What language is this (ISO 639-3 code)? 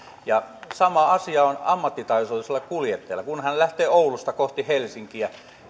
fin